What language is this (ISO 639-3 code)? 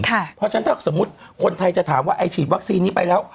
tha